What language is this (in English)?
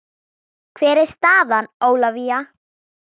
Icelandic